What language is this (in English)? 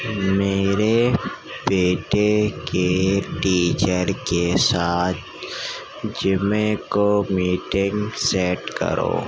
Urdu